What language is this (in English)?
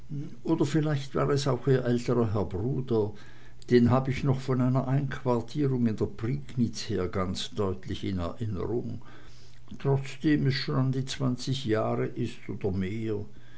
German